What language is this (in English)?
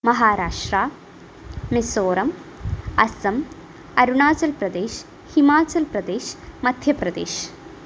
Malayalam